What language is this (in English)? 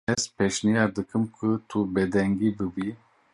Kurdish